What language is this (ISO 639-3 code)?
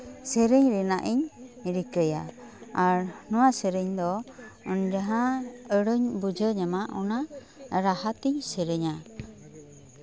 sat